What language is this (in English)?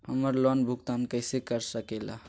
Magahi